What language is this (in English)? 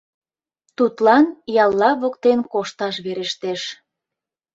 Mari